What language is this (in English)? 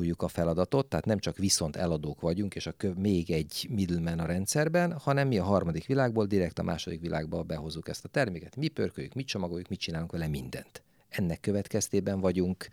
Hungarian